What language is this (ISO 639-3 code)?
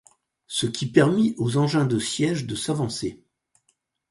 fra